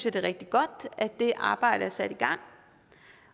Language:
Danish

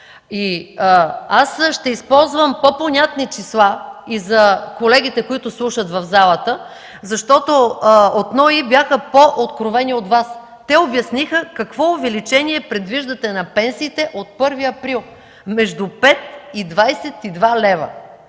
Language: Bulgarian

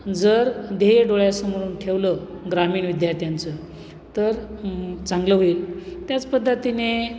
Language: Marathi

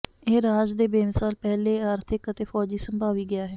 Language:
Punjabi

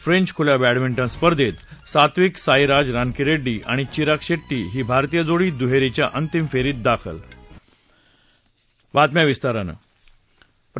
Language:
Marathi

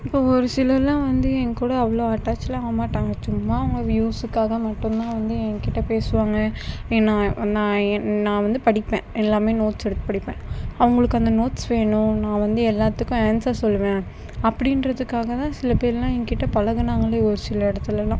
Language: Tamil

